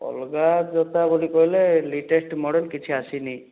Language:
Odia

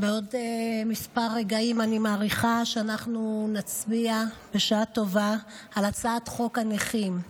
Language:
Hebrew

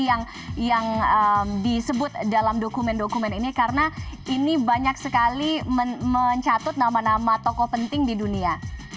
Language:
Indonesian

